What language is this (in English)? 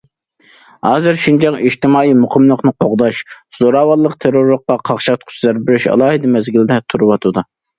Uyghur